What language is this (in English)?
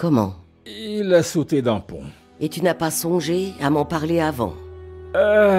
French